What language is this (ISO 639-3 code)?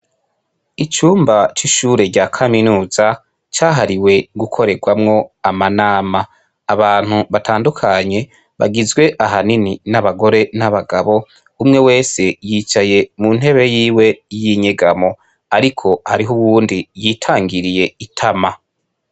run